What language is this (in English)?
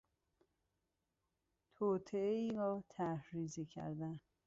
Persian